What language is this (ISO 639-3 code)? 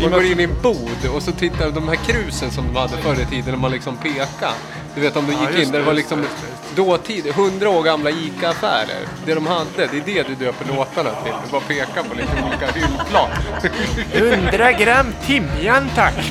swe